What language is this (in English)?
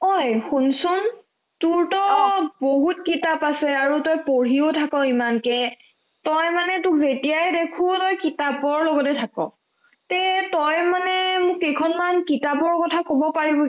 Assamese